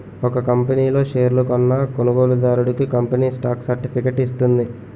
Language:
Telugu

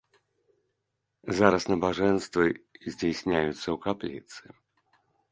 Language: Belarusian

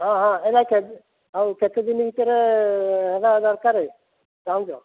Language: Odia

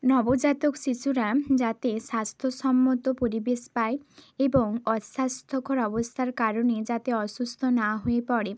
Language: Bangla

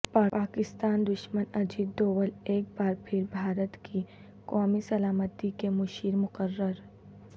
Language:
Urdu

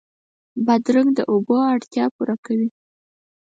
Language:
Pashto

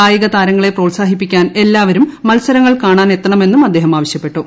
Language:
Malayalam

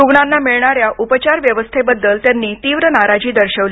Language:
Marathi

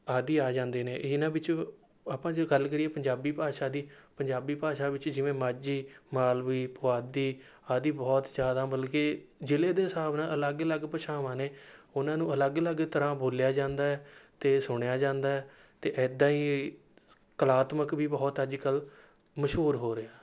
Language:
Punjabi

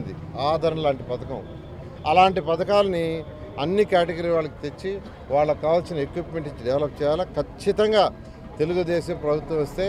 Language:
Telugu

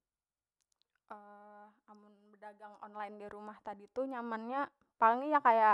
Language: Banjar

